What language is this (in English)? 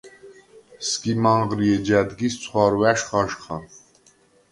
Svan